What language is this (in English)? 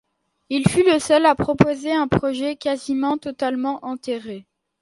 French